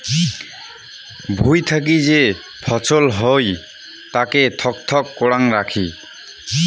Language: Bangla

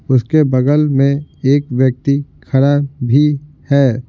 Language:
Hindi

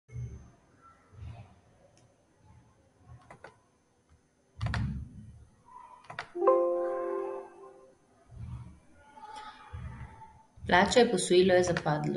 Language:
Slovenian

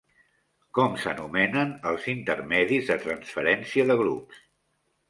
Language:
Catalan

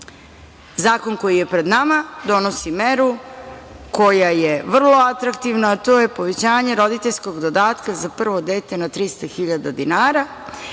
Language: Serbian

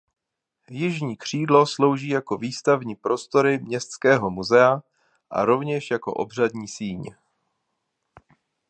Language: Czech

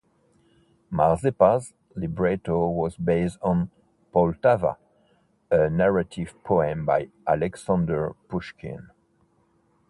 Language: English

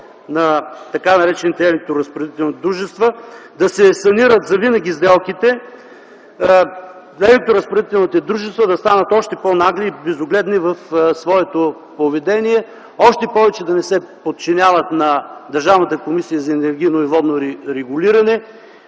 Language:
Bulgarian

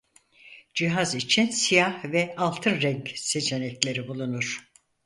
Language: Turkish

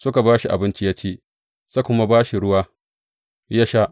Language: Hausa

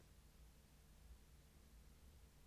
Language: Danish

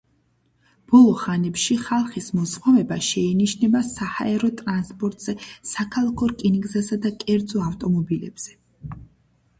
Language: Georgian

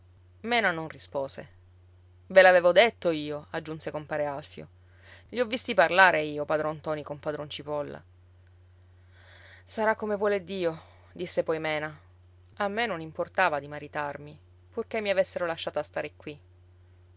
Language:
Italian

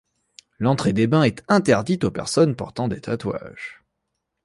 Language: French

